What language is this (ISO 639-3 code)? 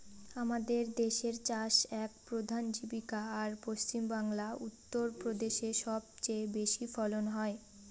ben